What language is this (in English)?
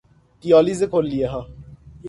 Persian